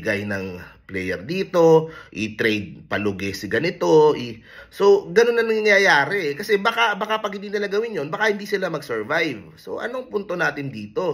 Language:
Filipino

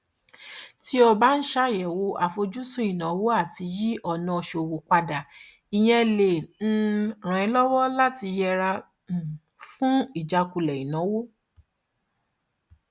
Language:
Yoruba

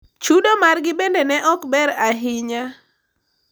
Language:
Luo (Kenya and Tanzania)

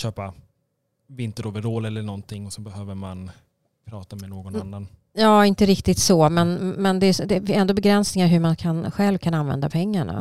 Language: Swedish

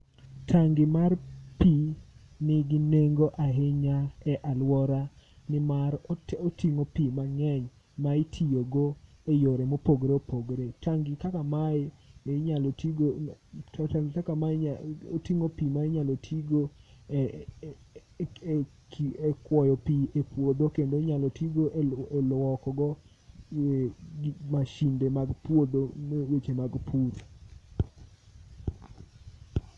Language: Luo (Kenya and Tanzania)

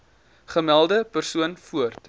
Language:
Afrikaans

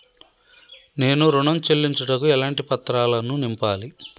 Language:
Telugu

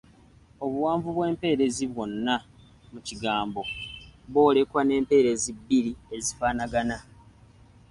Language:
Ganda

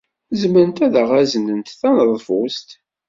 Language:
Kabyle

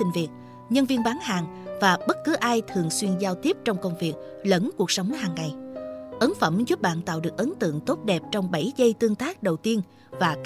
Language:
Vietnamese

